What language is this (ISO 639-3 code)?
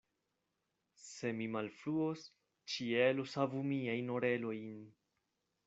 epo